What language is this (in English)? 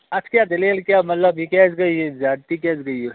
Kashmiri